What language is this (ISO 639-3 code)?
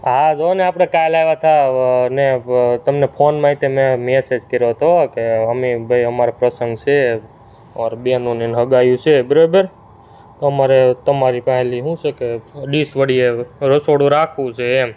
guj